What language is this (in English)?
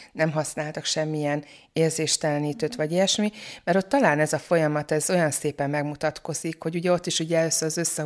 Hungarian